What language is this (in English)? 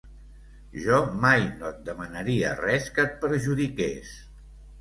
Catalan